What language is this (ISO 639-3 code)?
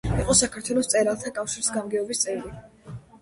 kat